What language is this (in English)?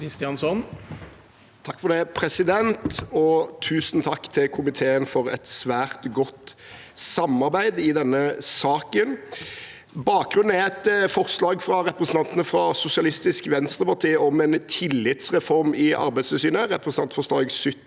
Norwegian